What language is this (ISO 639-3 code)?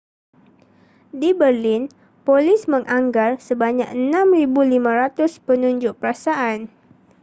msa